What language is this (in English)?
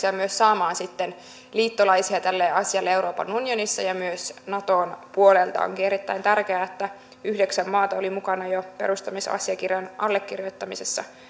Finnish